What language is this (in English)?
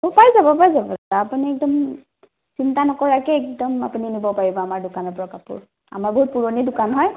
Assamese